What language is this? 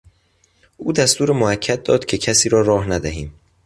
Persian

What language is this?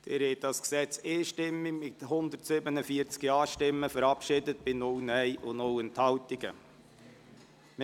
Swiss German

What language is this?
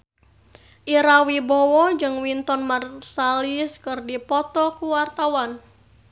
Sundanese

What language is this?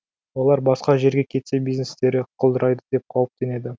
Kazakh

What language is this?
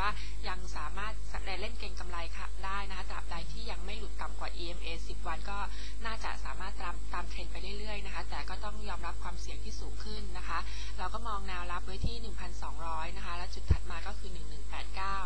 Thai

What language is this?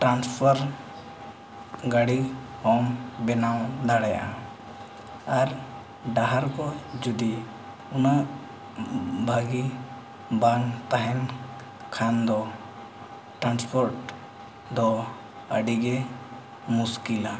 Santali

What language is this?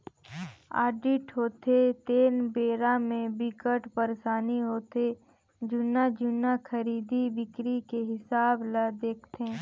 Chhattisgarhi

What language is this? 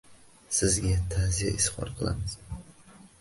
Uzbek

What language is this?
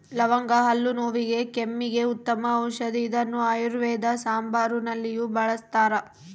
Kannada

